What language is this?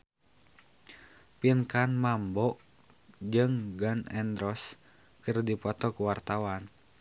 Sundanese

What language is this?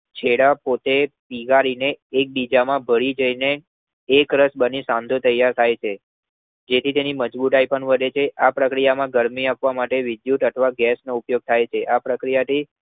Gujarati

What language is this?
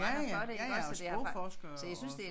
Danish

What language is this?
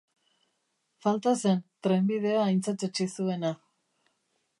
Basque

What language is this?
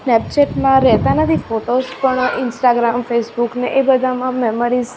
Gujarati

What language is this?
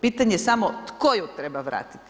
Croatian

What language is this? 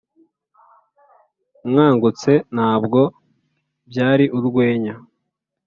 Kinyarwanda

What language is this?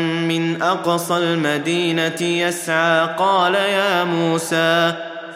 Arabic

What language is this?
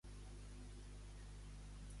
Catalan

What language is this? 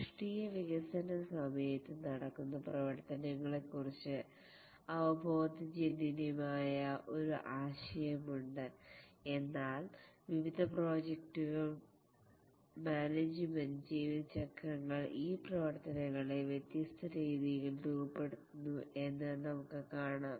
Malayalam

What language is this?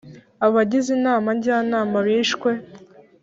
Kinyarwanda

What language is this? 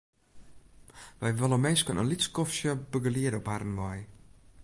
Western Frisian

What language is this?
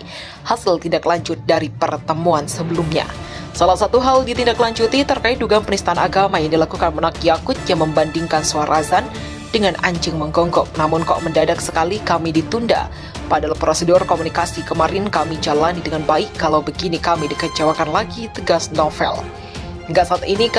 Indonesian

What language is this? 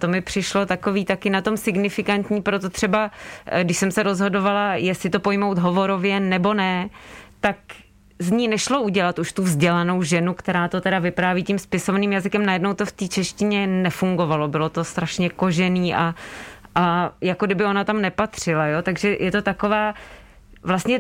Czech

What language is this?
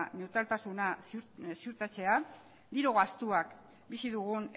Basque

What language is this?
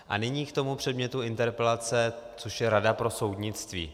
Czech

